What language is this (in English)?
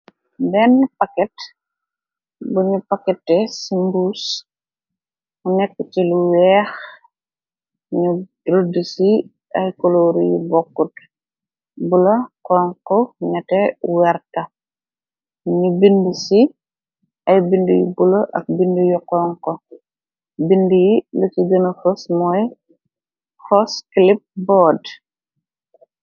Wolof